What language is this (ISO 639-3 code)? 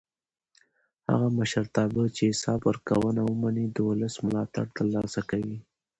pus